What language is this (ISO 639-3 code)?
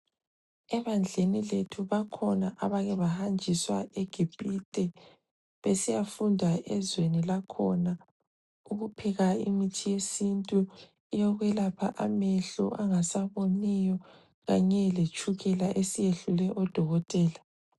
nde